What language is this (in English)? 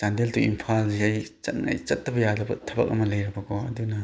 Manipuri